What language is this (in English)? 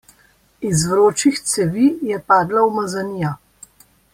Slovenian